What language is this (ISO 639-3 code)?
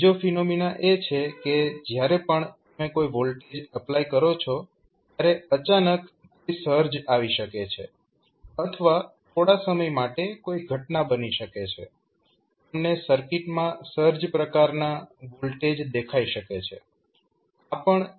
guj